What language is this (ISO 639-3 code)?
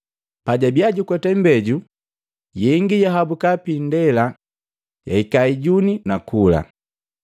mgv